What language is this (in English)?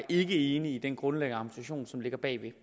Danish